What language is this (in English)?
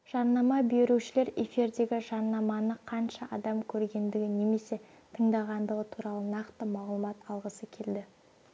Kazakh